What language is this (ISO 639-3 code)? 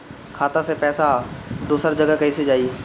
bho